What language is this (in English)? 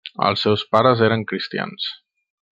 Catalan